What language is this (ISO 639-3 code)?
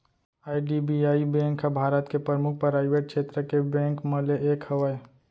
hne